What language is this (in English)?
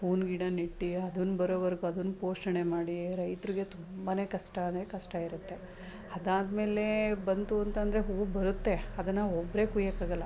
Kannada